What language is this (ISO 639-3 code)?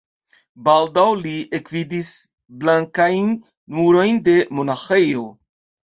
epo